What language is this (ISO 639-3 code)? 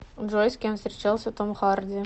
rus